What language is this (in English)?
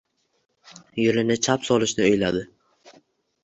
Uzbek